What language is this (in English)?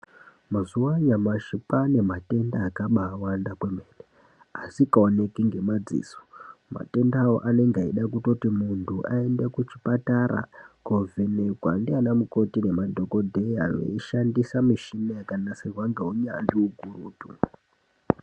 Ndau